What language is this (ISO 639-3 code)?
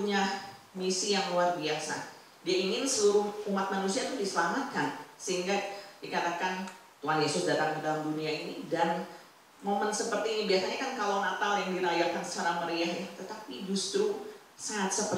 ind